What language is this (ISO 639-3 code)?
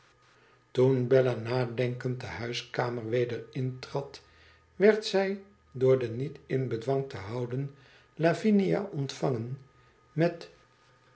nld